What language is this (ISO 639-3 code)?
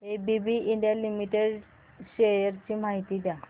mar